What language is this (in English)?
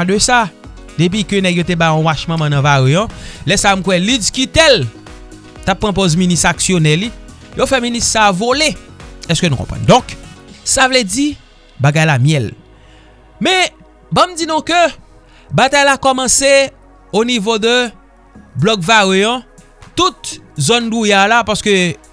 French